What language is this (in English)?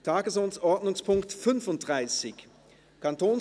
Swiss German